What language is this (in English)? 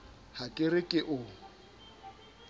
Southern Sotho